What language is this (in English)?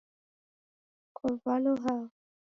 Taita